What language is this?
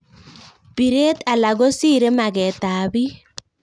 Kalenjin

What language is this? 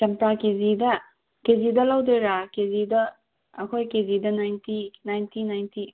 Manipuri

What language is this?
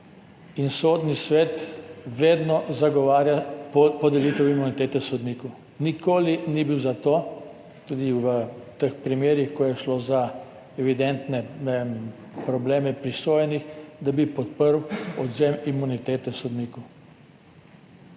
Slovenian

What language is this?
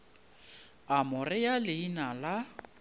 Northern Sotho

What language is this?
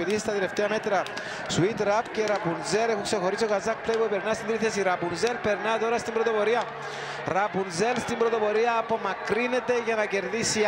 Greek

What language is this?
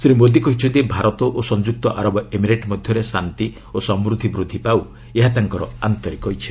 Odia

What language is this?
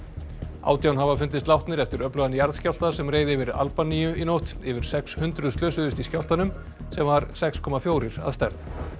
Icelandic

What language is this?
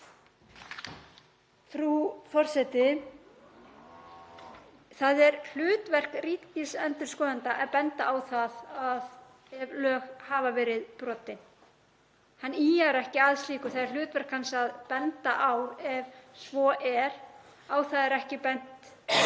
Icelandic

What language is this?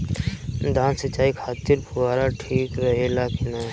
Bhojpuri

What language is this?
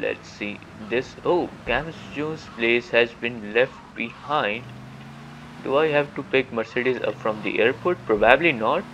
English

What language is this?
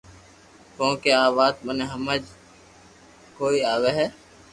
Loarki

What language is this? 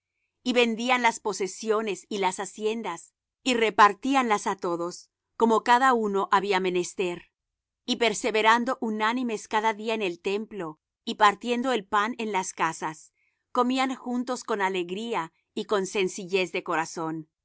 Spanish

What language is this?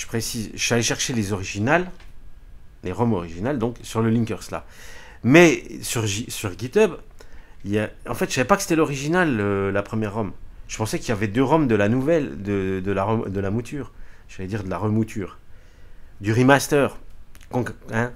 French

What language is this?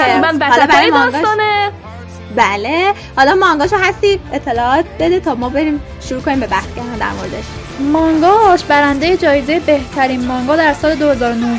Persian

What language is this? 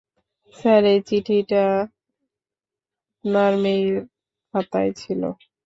Bangla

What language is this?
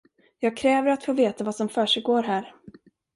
Swedish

